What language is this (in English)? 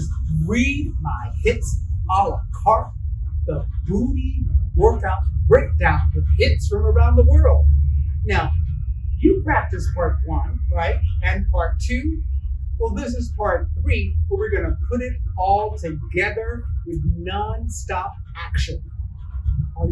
English